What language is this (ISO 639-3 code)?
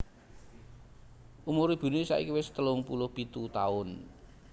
jav